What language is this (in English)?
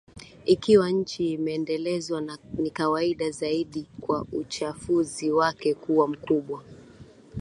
Swahili